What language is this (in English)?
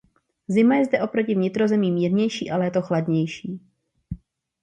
Czech